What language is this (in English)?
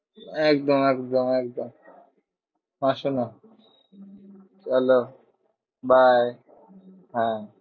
Bangla